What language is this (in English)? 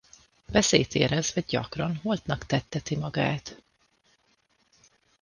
Hungarian